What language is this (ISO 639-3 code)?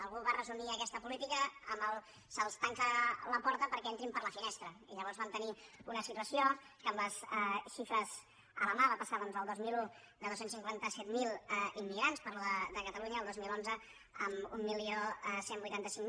cat